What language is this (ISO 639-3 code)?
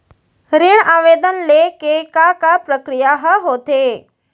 hne